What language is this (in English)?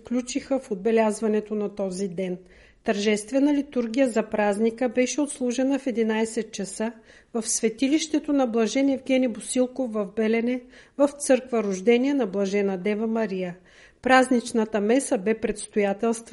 Bulgarian